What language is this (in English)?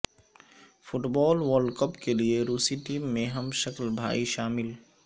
Urdu